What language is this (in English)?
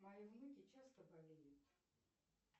Russian